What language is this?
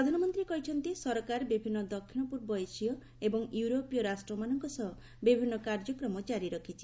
Odia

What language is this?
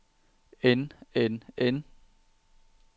Danish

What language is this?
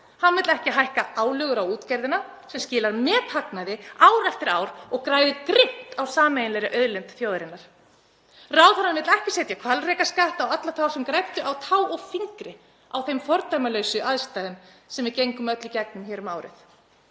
Icelandic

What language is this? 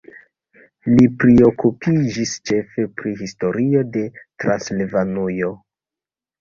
Esperanto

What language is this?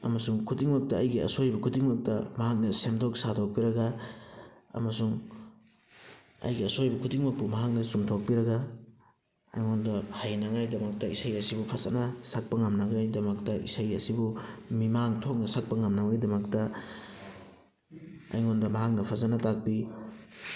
Manipuri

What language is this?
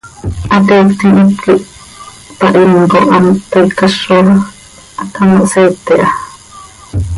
Seri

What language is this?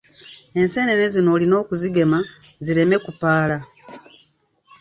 Ganda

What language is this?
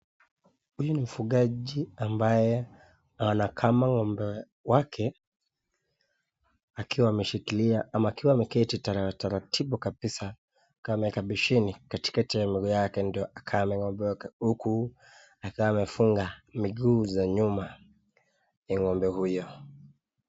Swahili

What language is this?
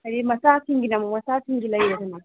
Manipuri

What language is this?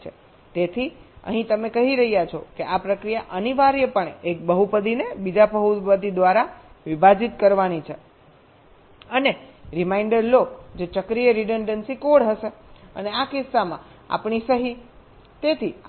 Gujarati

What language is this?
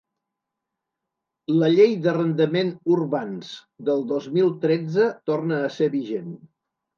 Catalan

